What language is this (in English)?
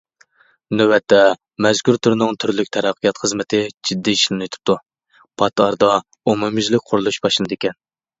Uyghur